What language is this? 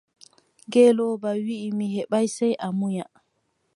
Adamawa Fulfulde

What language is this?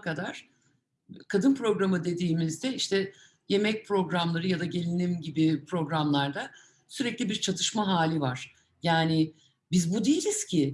Turkish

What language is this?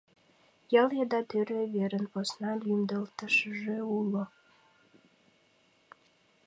Mari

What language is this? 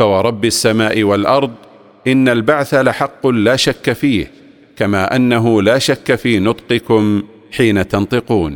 Arabic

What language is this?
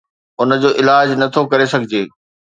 Sindhi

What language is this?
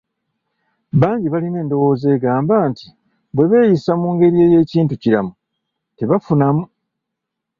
Ganda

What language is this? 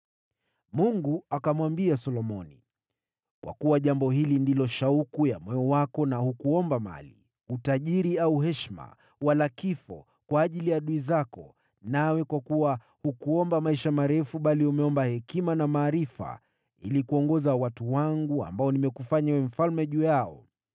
Swahili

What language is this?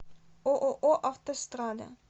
Russian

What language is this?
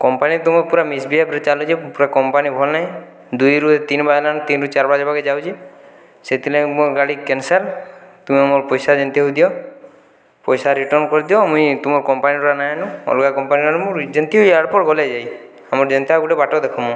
Odia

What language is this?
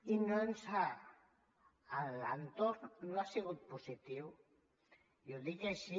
Catalan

